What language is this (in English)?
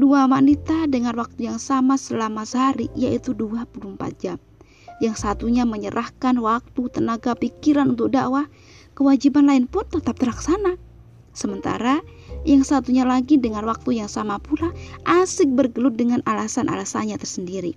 Indonesian